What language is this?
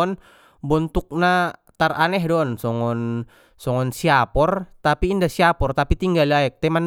Batak Mandailing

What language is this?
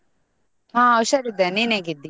Kannada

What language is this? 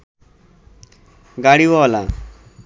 Bangla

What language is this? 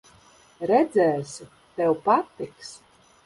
Latvian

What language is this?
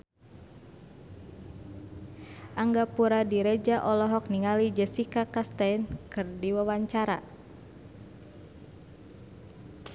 Sundanese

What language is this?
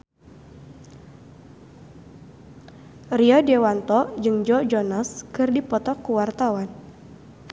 Sundanese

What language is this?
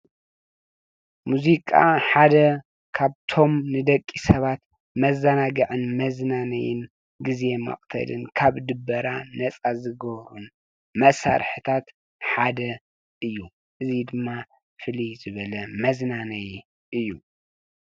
Tigrinya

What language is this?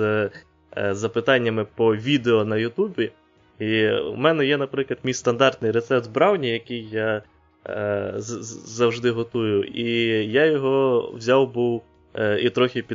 Ukrainian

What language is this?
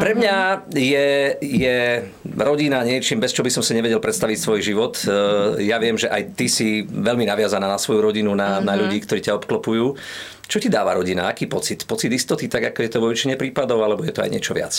Slovak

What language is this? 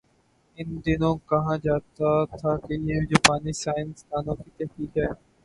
Urdu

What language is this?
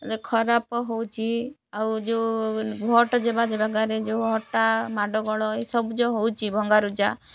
Odia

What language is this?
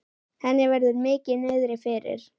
Icelandic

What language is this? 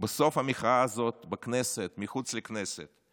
Hebrew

